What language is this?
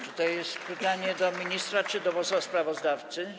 Polish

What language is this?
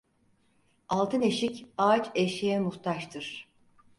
Turkish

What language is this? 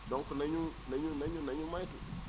Wolof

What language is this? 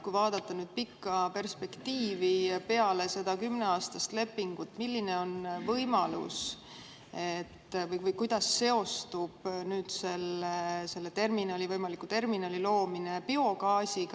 Estonian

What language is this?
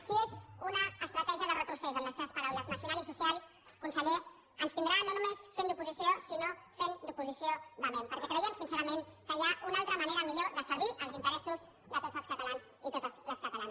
Catalan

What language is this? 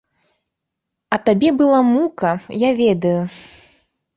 Belarusian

